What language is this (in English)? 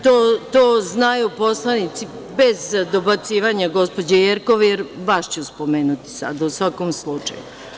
Serbian